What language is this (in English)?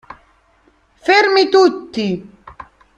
Italian